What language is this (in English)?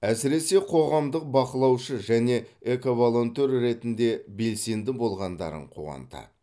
Kazakh